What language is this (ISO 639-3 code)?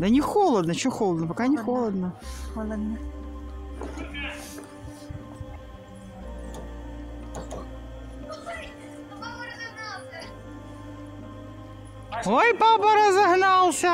rus